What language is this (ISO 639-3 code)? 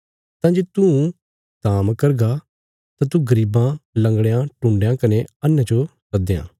kfs